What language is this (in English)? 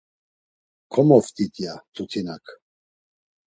Laz